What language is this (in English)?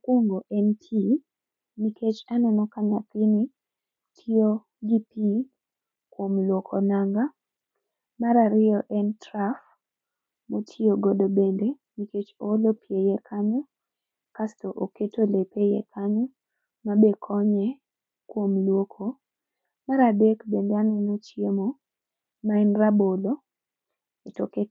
Luo (Kenya and Tanzania)